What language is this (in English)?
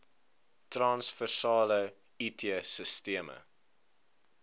Afrikaans